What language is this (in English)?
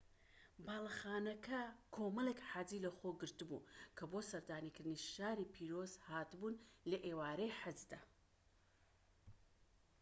Central Kurdish